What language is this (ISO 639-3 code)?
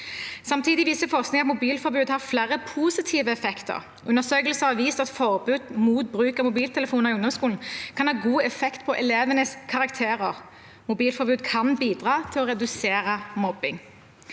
nor